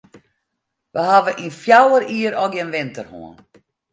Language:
Western Frisian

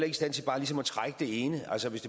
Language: Danish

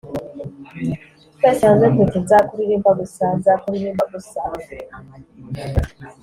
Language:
Kinyarwanda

